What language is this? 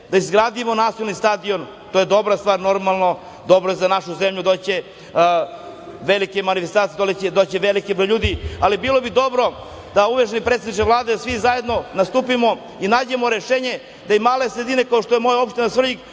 Serbian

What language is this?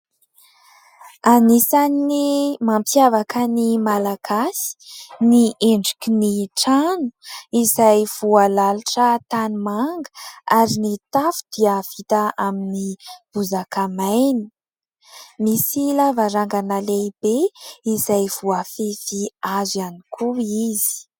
Malagasy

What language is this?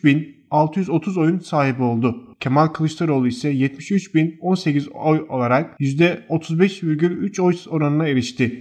Turkish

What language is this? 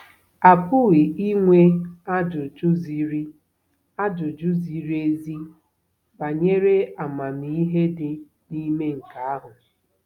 Igbo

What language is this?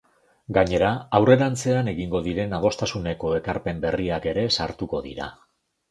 Basque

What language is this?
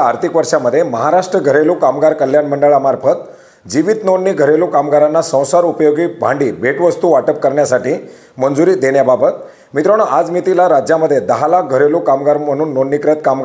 Marathi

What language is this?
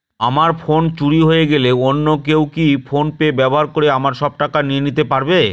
Bangla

